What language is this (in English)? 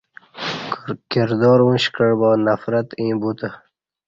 Kati